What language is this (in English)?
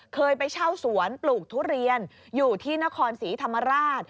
Thai